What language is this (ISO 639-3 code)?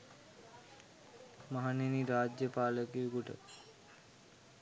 sin